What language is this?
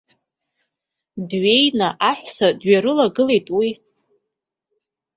Abkhazian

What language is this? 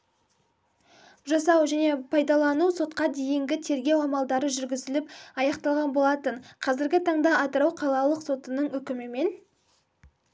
Kazakh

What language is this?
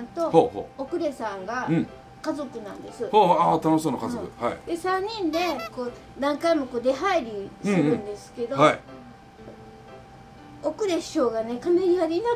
Japanese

